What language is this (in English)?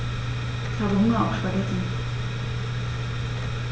German